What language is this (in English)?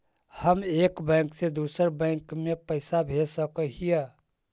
Magahi